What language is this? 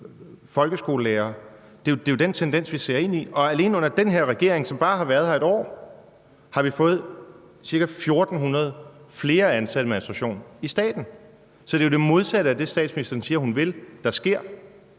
Danish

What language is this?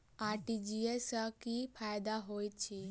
Maithili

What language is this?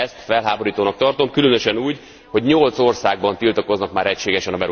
Hungarian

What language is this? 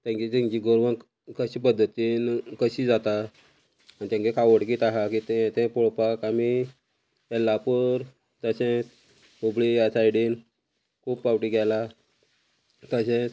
Konkani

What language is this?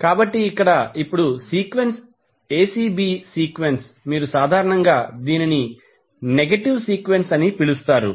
Telugu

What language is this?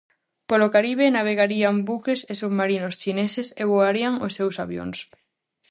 Galician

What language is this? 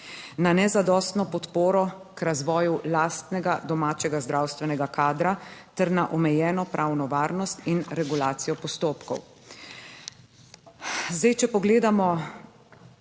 Slovenian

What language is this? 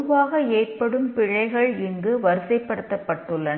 Tamil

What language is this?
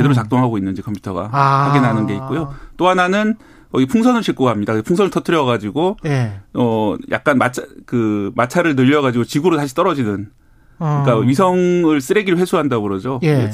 Korean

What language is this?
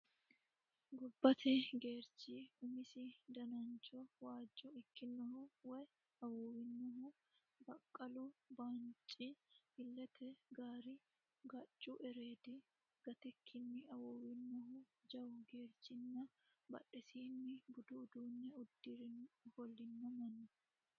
Sidamo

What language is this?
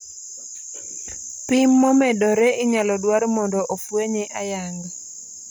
Luo (Kenya and Tanzania)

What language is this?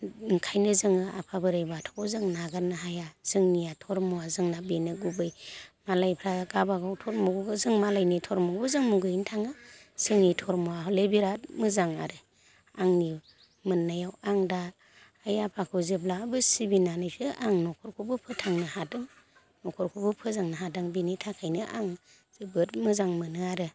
Bodo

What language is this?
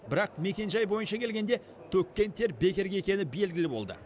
Kazakh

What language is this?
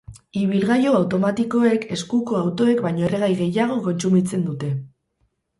Basque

